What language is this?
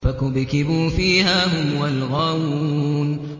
Arabic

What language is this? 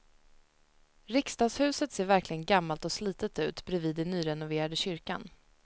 Swedish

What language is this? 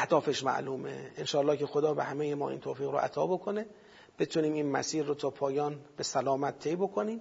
Persian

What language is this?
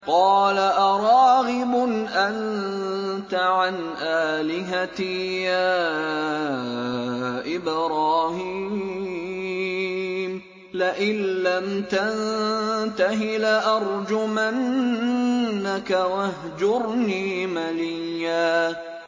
Arabic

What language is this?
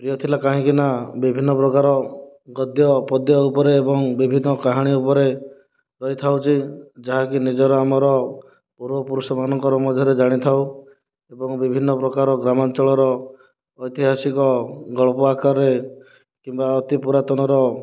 Odia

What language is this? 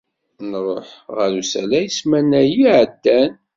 Kabyle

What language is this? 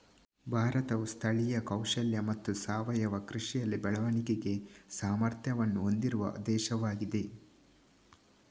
Kannada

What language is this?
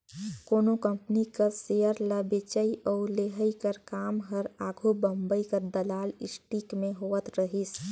Chhattisgarhi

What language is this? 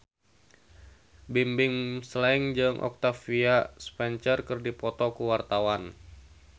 Sundanese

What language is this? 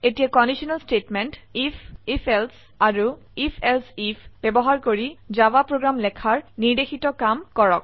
Assamese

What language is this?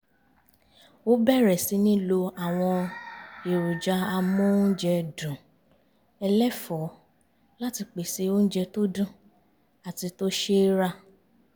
Yoruba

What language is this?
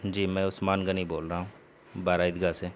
Urdu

